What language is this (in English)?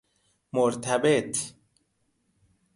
Persian